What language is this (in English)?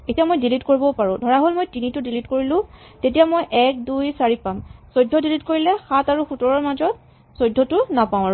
Assamese